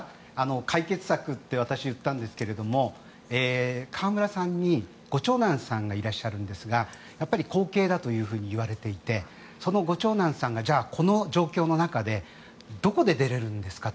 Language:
Japanese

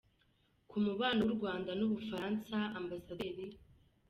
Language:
Kinyarwanda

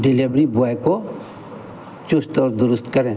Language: Hindi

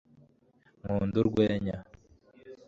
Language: Kinyarwanda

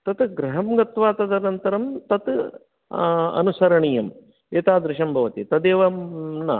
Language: Sanskrit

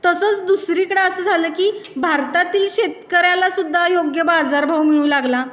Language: Marathi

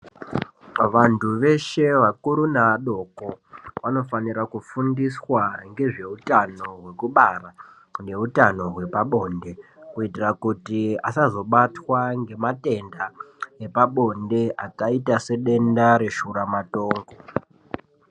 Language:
Ndau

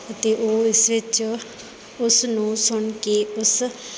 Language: Punjabi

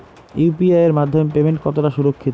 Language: Bangla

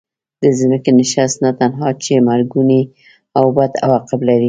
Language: Pashto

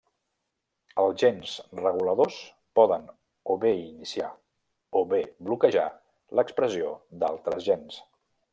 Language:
Catalan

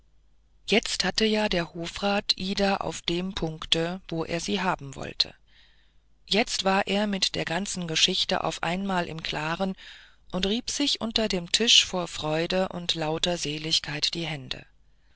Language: German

